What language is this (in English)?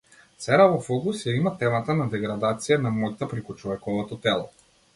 Macedonian